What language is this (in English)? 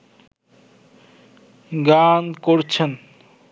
Bangla